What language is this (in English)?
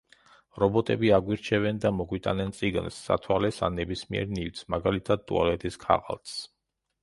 Georgian